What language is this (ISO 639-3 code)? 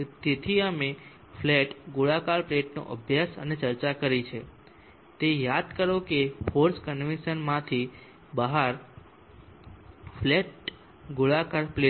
guj